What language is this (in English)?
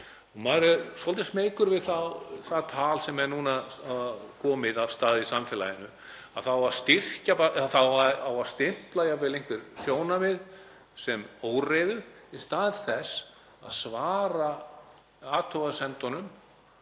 Icelandic